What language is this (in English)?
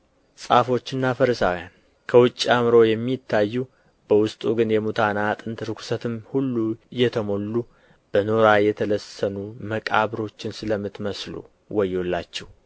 Amharic